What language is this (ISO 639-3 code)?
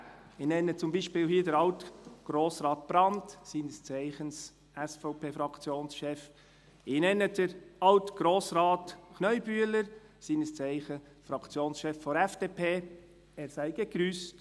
gsw